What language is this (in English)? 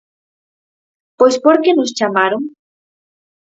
Galician